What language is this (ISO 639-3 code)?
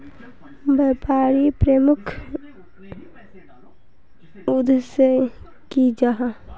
mag